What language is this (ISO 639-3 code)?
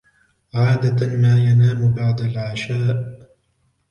ara